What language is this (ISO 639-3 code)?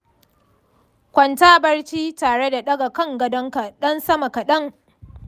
hau